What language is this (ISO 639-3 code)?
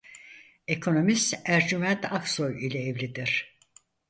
tur